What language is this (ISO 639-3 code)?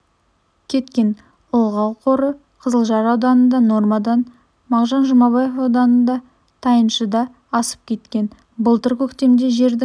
kaz